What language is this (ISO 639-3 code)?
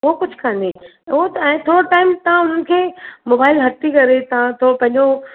snd